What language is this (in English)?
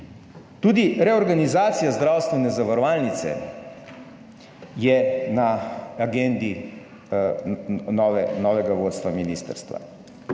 Slovenian